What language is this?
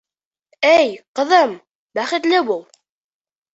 Bashkir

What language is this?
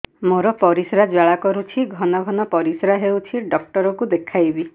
Odia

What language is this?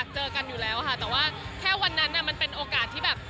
Thai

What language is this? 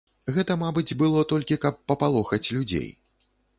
Belarusian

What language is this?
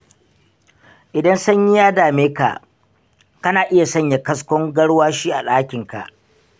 Hausa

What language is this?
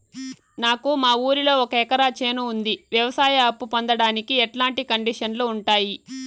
Telugu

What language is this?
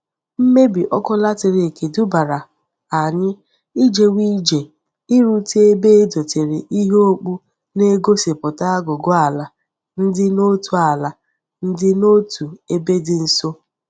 Igbo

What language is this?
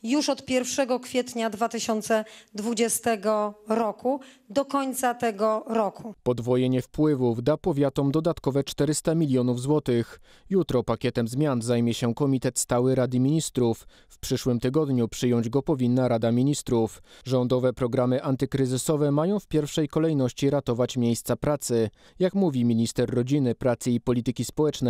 Polish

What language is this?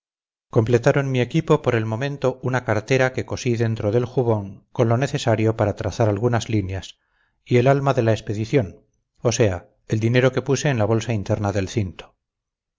Spanish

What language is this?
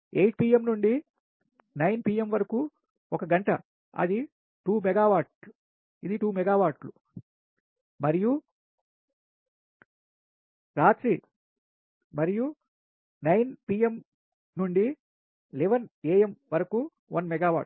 Telugu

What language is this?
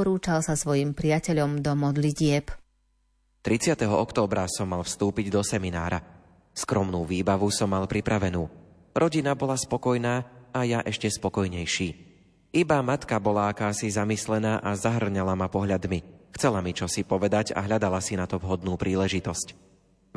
Slovak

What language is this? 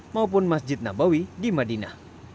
Indonesian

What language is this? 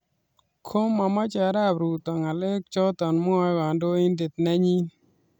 Kalenjin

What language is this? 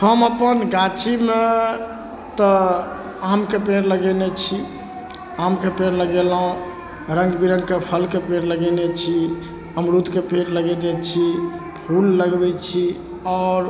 Maithili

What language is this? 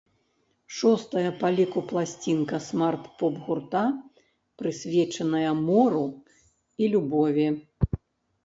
Belarusian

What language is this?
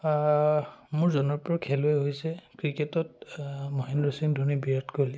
Assamese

